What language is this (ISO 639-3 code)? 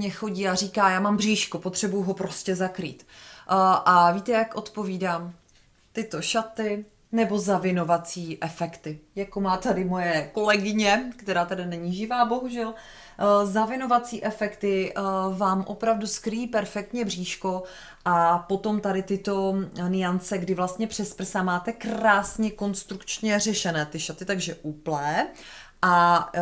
ces